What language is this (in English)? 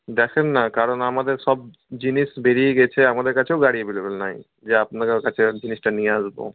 Bangla